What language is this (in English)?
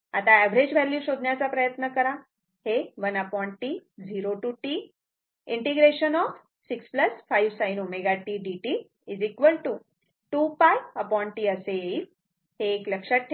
Marathi